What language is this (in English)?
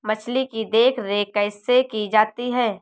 Hindi